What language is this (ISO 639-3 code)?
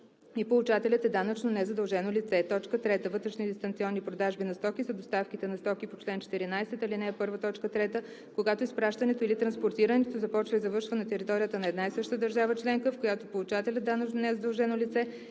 bul